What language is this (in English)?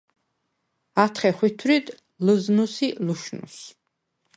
Svan